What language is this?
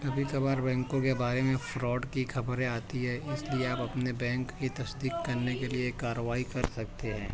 Urdu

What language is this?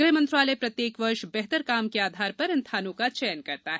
Hindi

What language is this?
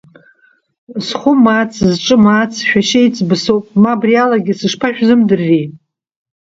Abkhazian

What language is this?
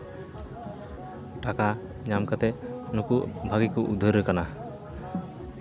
Santali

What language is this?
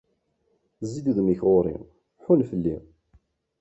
Kabyle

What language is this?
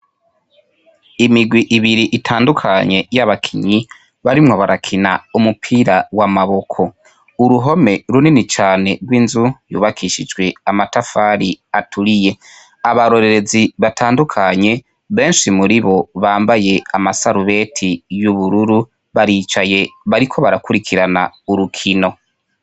Rundi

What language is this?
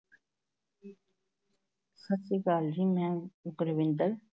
Punjabi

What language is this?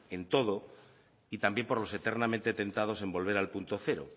Spanish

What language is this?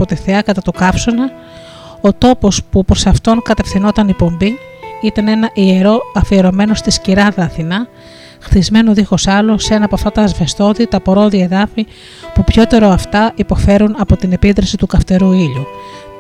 Greek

